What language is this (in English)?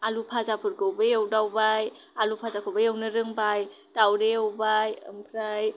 Bodo